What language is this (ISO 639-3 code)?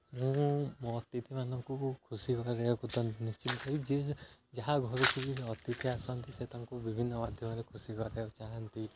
ori